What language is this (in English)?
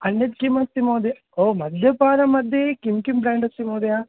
Sanskrit